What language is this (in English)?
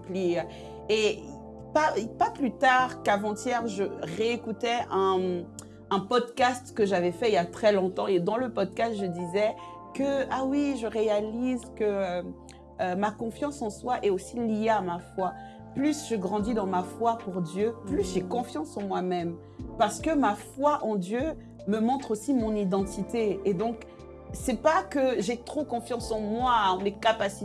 French